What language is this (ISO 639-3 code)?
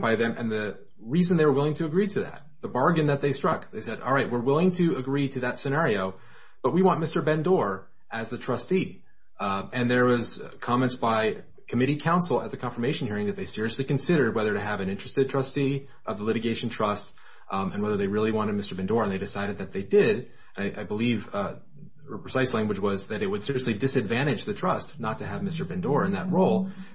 eng